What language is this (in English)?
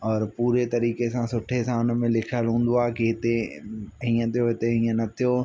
Sindhi